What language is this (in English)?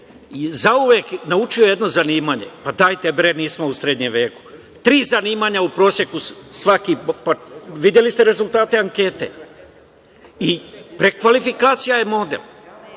Serbian